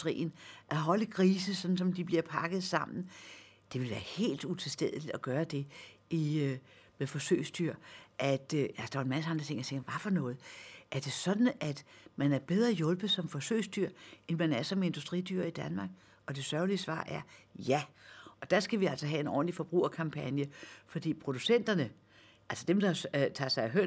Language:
Danish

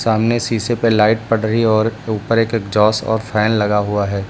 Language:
Hindi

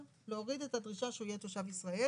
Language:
Hebrew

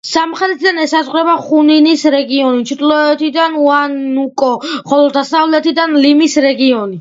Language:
Georgian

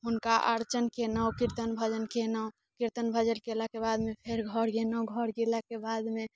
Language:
Maithili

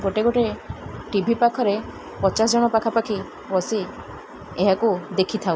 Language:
Odia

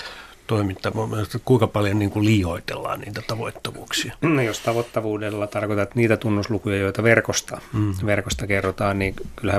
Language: Finnish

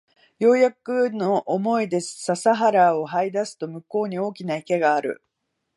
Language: Japanese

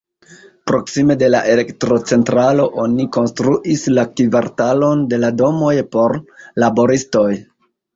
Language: Esperanto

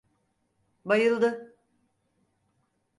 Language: Turkish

